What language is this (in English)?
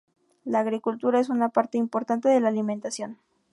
Spanish